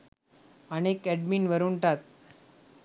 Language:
Sinhala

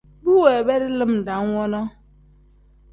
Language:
Tem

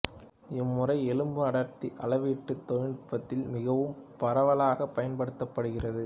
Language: Tamil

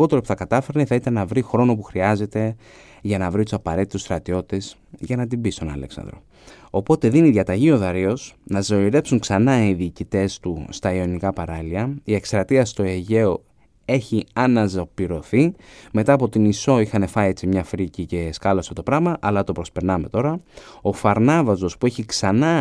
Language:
Greek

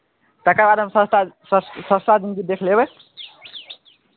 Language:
Maithili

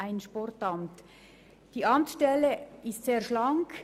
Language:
Swiss German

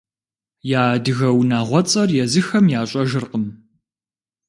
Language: Kabardian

